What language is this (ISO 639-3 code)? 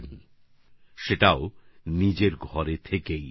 ben